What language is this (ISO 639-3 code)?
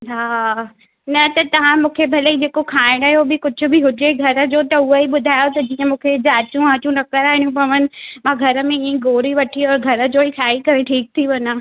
snd